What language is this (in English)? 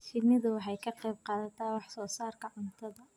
Somali